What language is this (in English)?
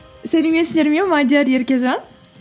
Kazakh